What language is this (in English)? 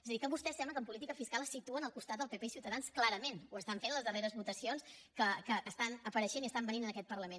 Catalan